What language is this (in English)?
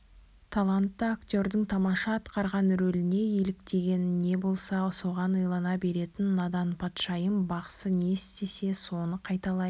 Kazakh